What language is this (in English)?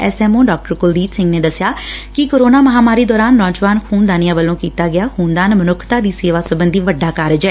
Punjabi